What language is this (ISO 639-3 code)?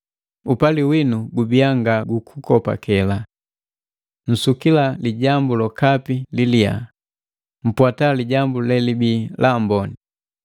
mgv